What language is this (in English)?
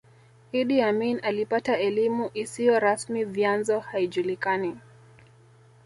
Swahili